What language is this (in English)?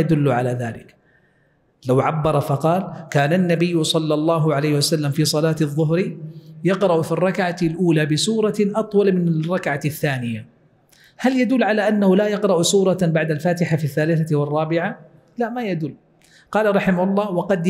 Arabic